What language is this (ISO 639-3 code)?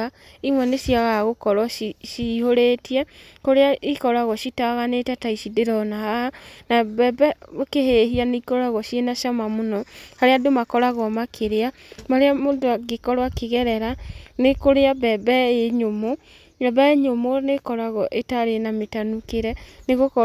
kik